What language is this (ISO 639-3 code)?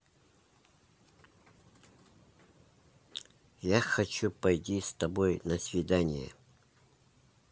rus